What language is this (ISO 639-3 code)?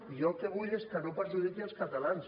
cat